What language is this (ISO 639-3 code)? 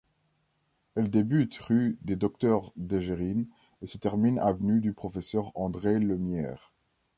fra